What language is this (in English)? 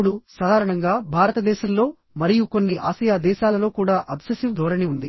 Telugu